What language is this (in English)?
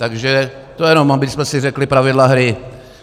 Czech